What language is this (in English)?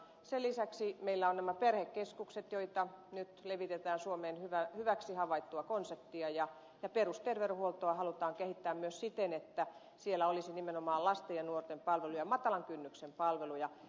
Finnish